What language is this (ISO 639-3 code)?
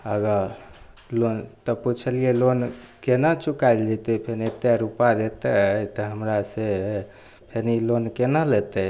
mai